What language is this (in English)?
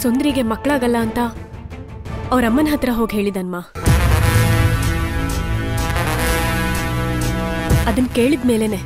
Hindi